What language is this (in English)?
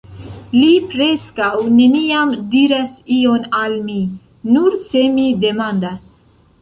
Esperanto